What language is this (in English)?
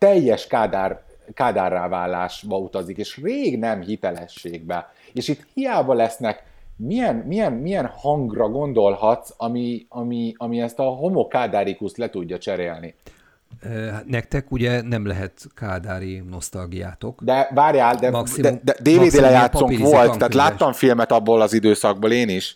Hungarian